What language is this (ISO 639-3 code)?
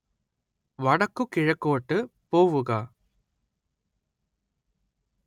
mal